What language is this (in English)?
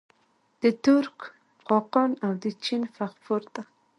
Pashto